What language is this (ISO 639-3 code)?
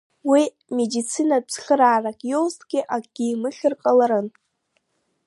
abk